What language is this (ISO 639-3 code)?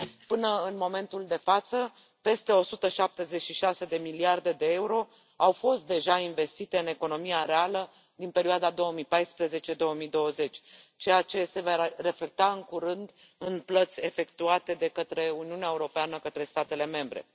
ron